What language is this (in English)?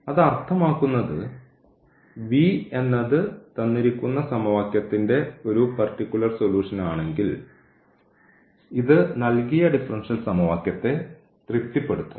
Malayalam